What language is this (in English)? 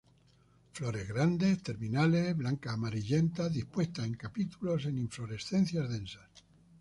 Spanish